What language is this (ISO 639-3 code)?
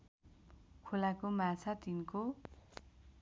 nep